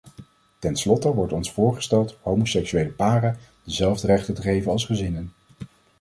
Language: Dutch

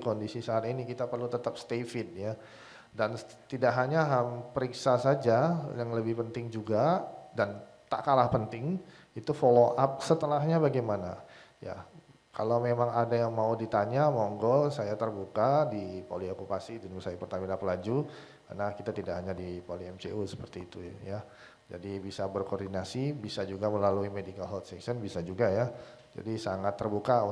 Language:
Indonesian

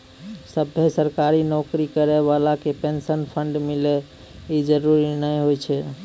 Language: Maithili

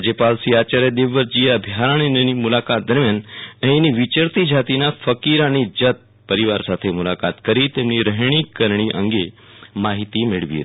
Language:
Gujarati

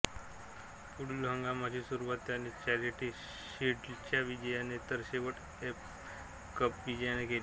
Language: Marathi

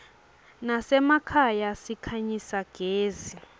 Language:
Swati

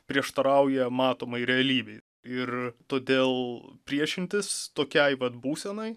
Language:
Lithuanian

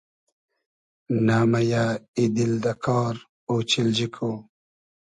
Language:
Hazaragi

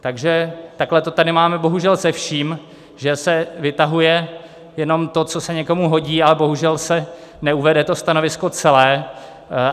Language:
Czech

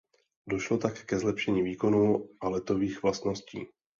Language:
Czech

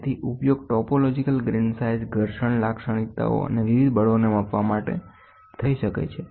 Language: Gujarati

